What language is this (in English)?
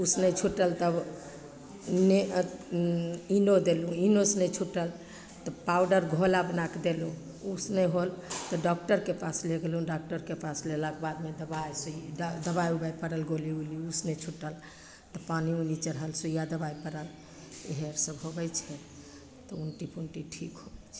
Maithili